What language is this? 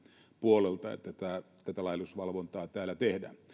Finnish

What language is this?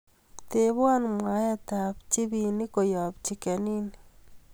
Kalenjin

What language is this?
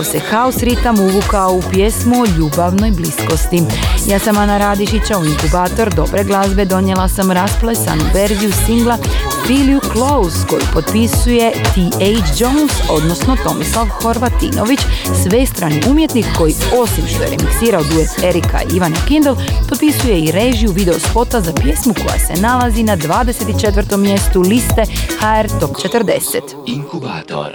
Croatian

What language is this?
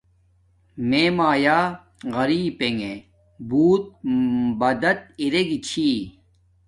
Domaaki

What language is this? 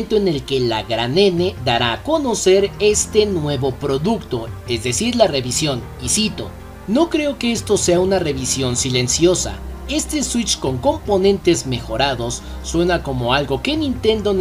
Spanish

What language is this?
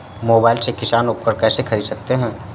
Hindi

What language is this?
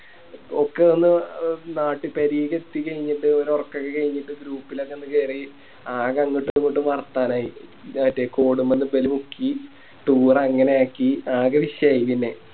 Malayalam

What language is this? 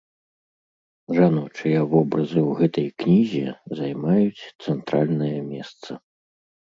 Belarusian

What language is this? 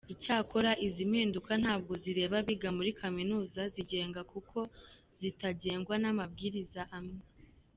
Kinyarwanda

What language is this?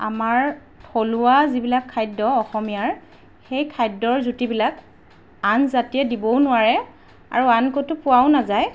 Assamese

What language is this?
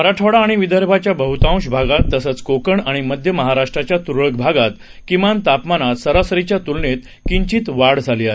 Marathi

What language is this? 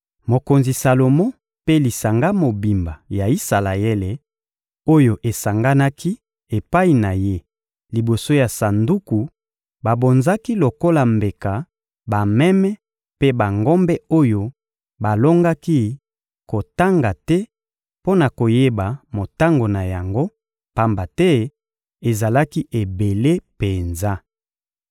Lingala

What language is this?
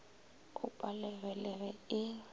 Northern Sotho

